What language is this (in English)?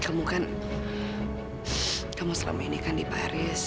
Indonesian